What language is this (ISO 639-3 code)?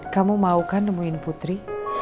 ind